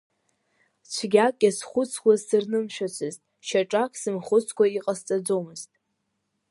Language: Abkhazian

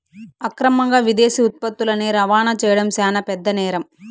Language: Telugu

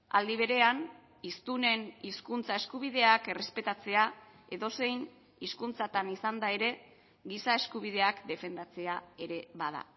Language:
Basque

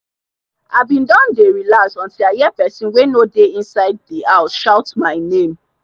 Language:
Nigerian Pidgin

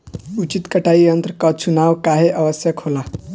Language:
Bhojpuri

